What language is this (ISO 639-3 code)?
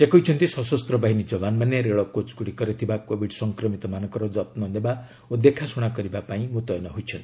ori